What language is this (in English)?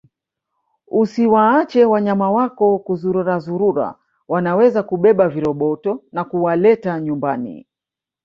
Swahili